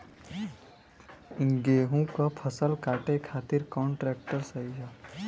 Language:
Bhojpuri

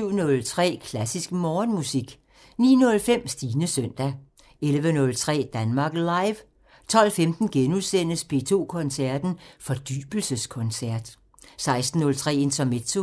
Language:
Danish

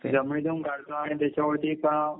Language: Marathi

